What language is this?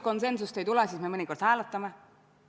Estonian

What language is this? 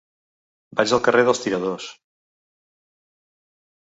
Catalan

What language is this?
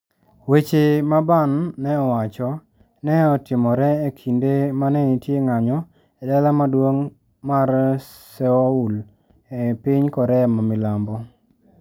Luo (Kenya and Tanzania)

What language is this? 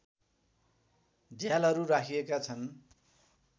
Nepali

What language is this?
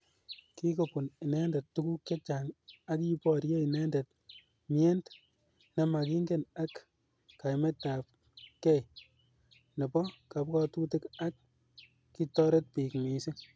Kalenjin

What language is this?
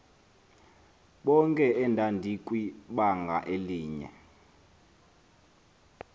Xhosa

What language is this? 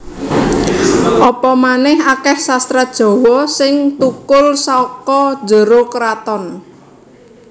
Javanese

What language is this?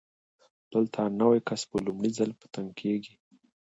Pashto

